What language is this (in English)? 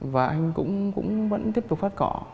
Vietnamese